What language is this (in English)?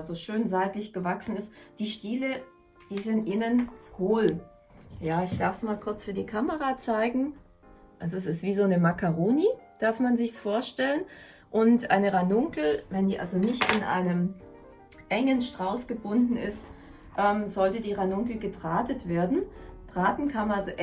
German